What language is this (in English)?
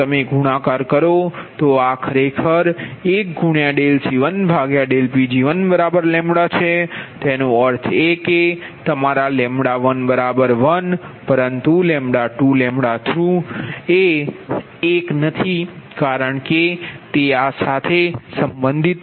Gujarati